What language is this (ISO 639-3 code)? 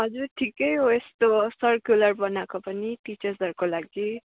nep